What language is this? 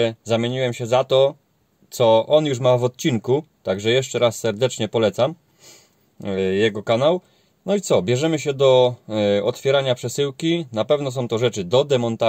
Polish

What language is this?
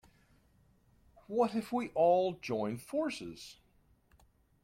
English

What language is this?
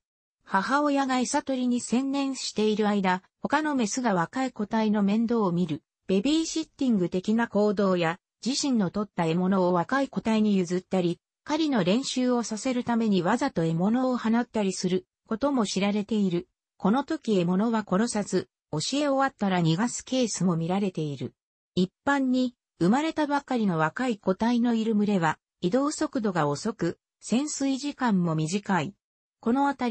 Japanese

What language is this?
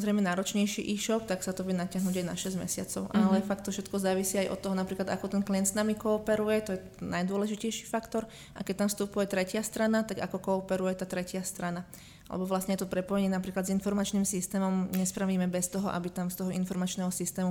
Slovak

